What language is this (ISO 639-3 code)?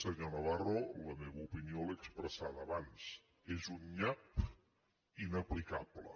cat